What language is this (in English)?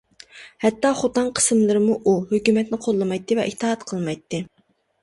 Uyghur